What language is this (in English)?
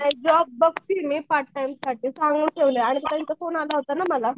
Marathi